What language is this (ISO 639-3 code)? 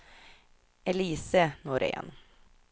swe